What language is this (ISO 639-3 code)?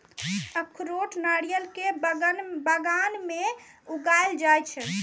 mai